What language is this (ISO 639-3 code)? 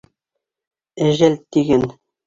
bak